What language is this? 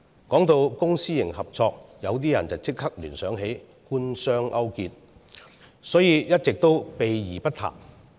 Cantonese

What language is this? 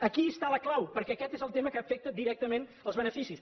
Catalan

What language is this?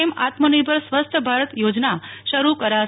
Gujarati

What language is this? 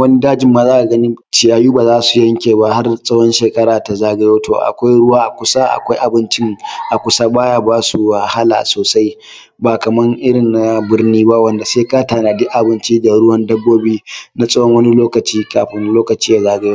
Hausa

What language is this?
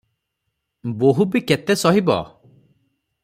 Odia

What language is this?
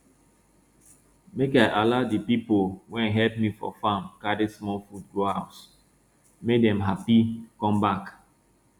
Nigerian Pidgin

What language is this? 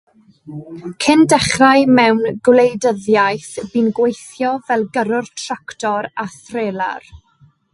Welsh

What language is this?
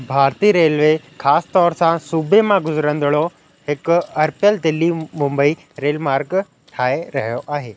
Sindhi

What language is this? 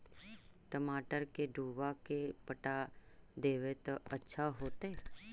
Magahi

